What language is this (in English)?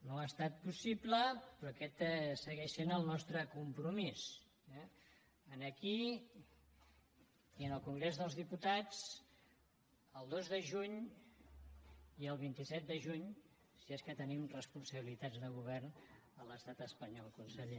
Catalan